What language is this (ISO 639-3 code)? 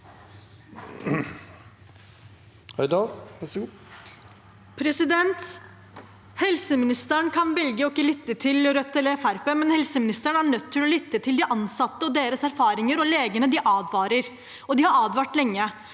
nor